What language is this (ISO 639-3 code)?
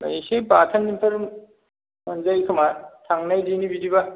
brx